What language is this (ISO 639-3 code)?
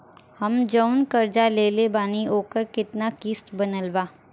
bho